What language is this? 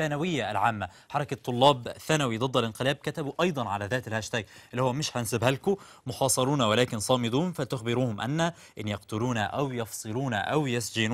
Arabic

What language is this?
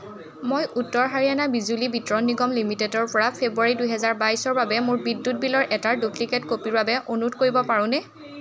Assamese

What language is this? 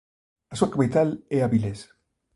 Galician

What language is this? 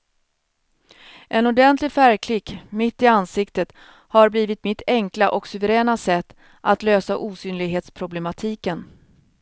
Swedish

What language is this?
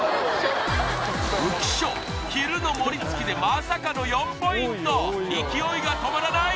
Japanese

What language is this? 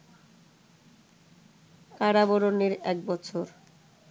Bangla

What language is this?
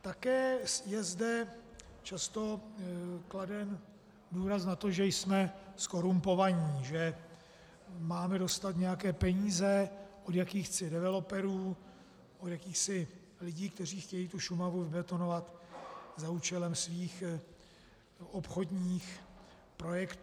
Czech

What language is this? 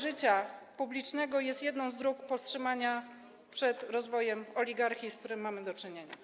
Polish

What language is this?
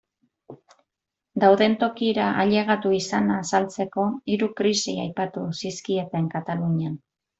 Basque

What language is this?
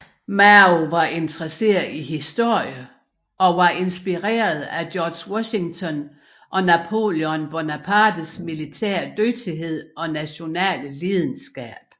Danish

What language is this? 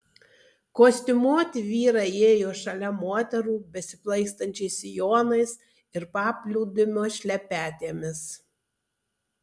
Lithuanian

